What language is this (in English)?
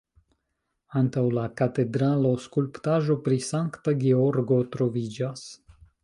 Esperanto